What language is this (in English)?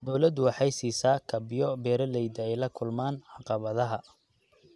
Somali